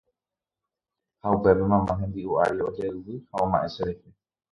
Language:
Guarani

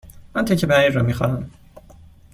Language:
Persian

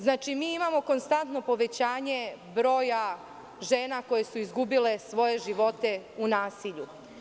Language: Serbian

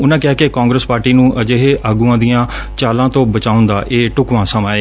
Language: Punjabi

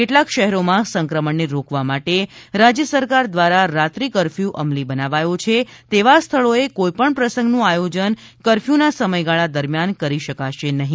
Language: Gujarati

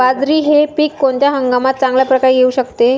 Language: Marathi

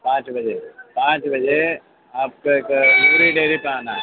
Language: Urdu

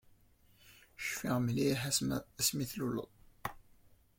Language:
Kabyle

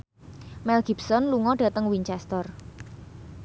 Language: Javanese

